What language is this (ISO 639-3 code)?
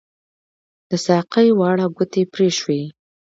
pus